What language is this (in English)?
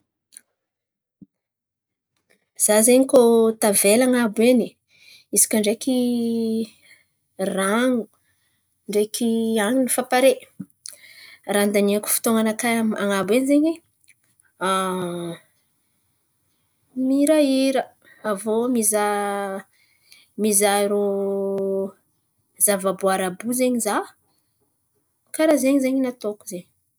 Antankarana Malagasy